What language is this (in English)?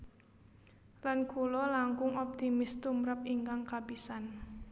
Javanese